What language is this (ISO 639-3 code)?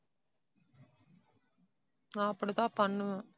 tam